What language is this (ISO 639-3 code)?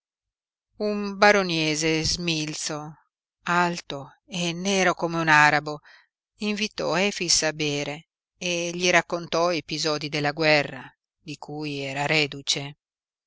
ita